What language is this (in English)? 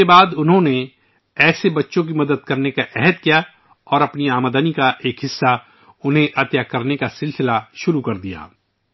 Urdu